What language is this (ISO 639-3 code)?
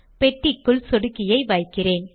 tam